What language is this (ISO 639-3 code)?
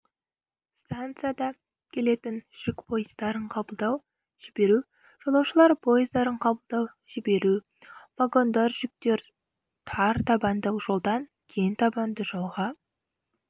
kaz